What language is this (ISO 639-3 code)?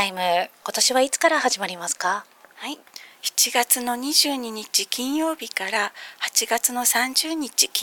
jpn